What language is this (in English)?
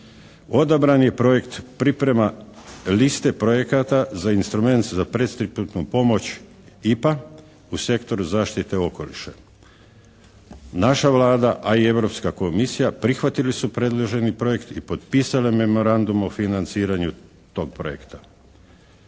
Croatian